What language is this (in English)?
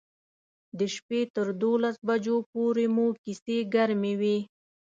Pashto